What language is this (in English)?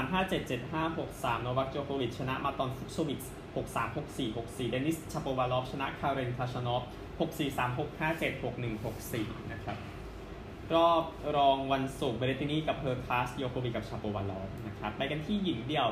Thai